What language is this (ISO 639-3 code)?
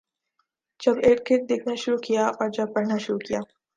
urd